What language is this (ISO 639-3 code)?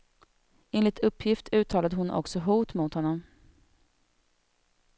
swe